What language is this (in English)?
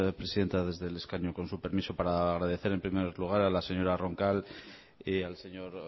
Spanish